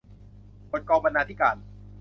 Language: Thai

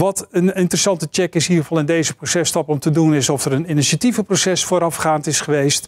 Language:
Dutch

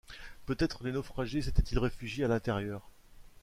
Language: French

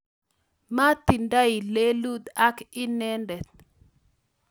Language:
Kalenjin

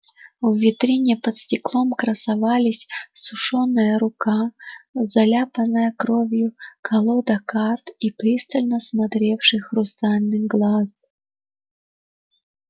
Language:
Russian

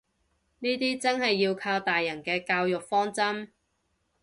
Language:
Cantonese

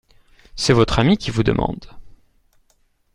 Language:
French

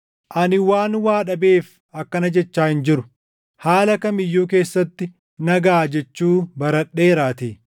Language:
Oromo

